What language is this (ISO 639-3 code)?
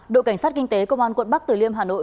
vie